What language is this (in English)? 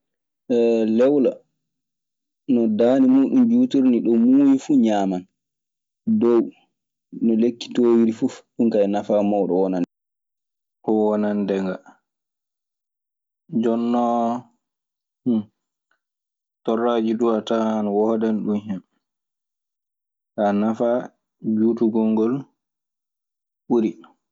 Maasina Fulfulde